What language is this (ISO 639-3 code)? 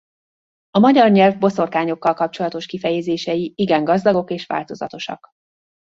hun